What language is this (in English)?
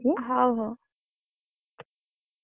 Odia